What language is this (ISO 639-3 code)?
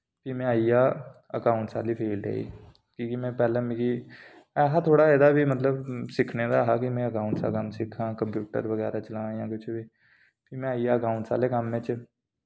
doi